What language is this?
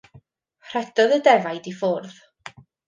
Welsh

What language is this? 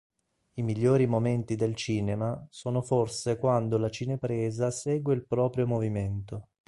Italian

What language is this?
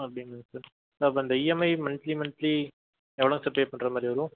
Tamil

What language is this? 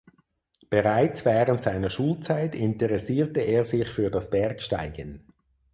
German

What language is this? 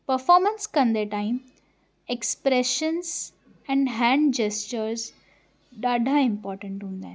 Sindhi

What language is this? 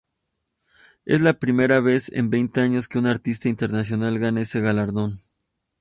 Spanish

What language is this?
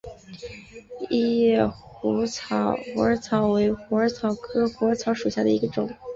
Chinese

